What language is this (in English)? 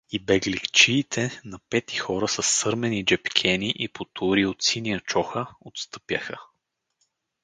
Bulgarian